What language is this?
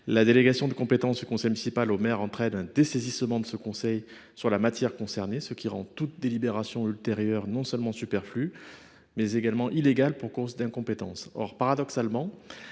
French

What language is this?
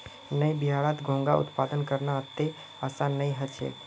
Magahi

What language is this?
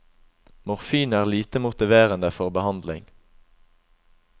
Norwegian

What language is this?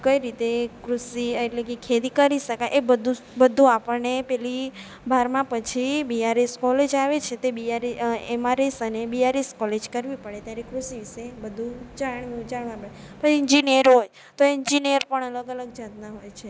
Gujarati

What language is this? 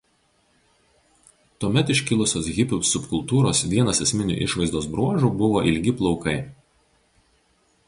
Lithuanian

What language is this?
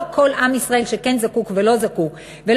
Hebrew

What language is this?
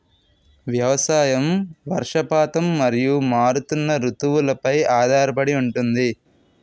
Telugu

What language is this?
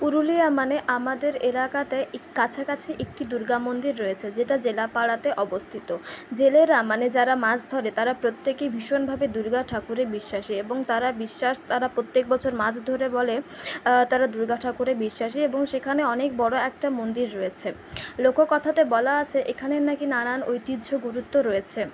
Bangla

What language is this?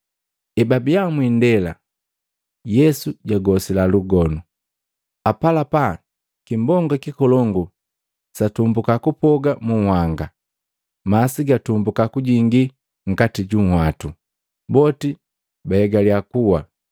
Matengo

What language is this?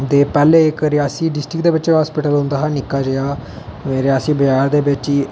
Dogri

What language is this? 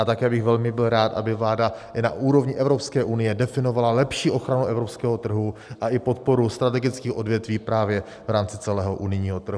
Czech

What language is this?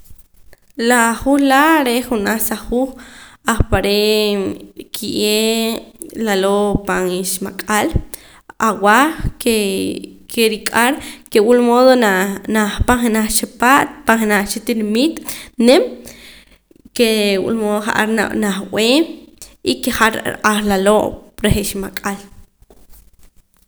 Poqomam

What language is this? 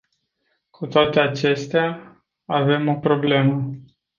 Romanian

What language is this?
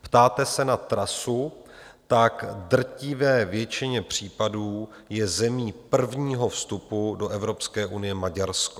Czech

